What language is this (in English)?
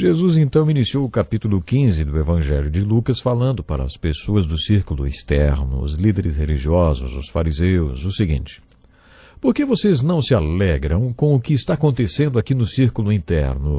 Portuguese